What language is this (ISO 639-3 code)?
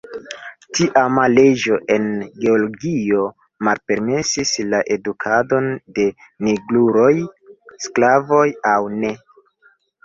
epo